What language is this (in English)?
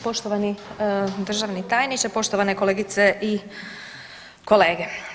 Croatian